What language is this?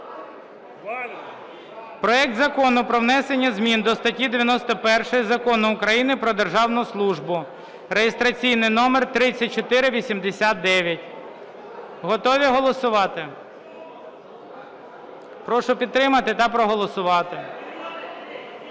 Ukrainian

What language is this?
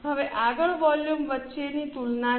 Gujarati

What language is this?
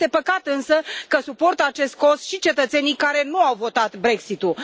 Romanian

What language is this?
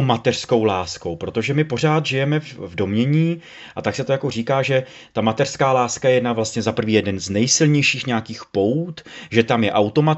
Czech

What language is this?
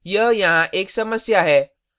Hindi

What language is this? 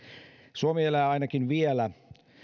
Finnish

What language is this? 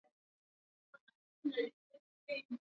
Swahili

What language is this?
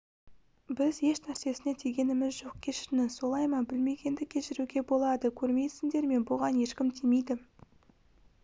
Kazakh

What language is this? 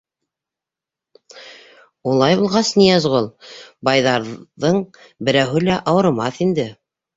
Bashkir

